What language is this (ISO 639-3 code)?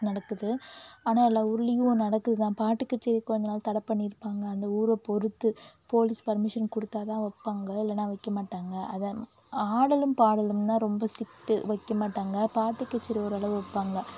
tam